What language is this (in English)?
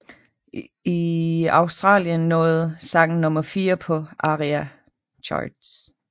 Danish